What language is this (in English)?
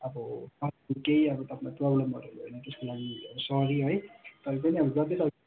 Nepali